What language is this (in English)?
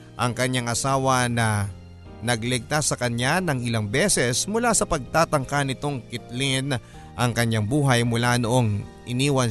Filipino